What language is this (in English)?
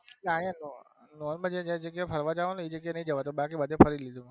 Gujarati